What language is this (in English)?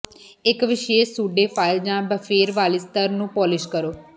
Punjabi